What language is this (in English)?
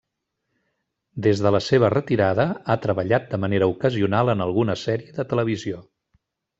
Catalan